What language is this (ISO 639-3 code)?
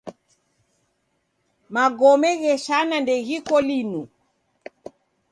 dav